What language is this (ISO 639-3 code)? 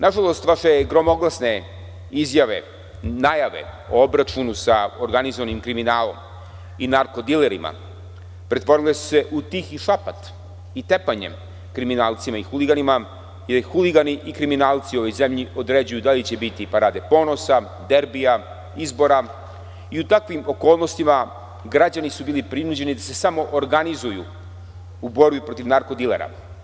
srp